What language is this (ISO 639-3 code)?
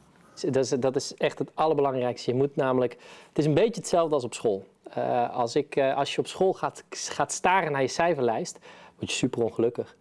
nld